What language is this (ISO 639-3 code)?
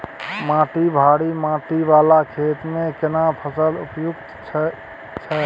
mai